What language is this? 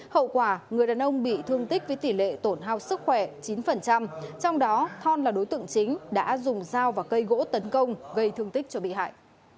Vietnamese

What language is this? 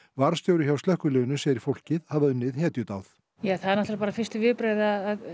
Icelandic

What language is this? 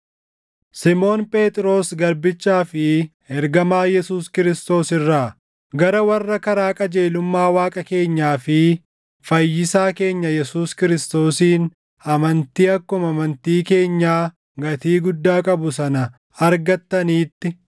Oromo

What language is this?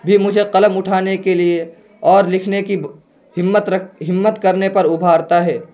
Urdu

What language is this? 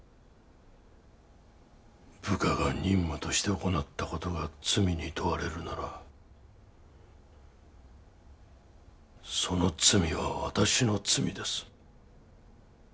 Japanese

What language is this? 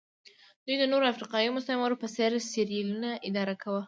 Pashto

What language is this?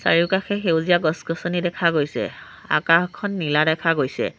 Assamese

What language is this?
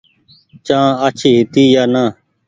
Goaria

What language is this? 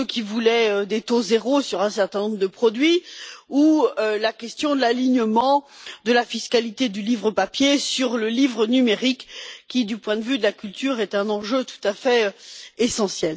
French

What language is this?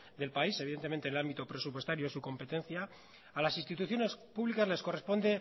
Spanish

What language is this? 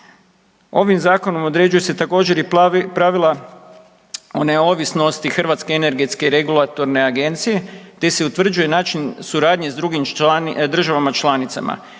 Croatian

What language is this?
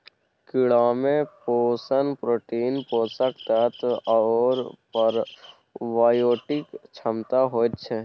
Maithili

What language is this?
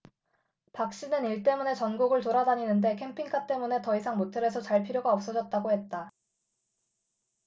Korean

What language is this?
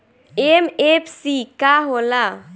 Bhojpuri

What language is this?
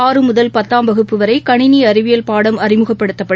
Tamil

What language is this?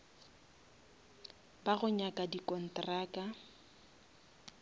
Northern Sotho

